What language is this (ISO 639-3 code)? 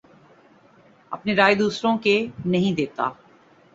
urd